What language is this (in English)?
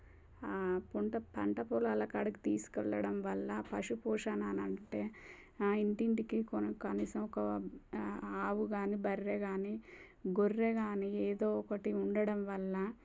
Telugu